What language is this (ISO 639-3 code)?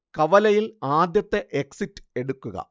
mal